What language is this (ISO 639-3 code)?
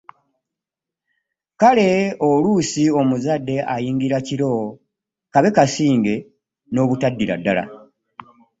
lug